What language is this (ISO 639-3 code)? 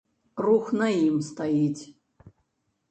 bel